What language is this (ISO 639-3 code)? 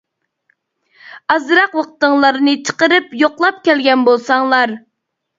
uig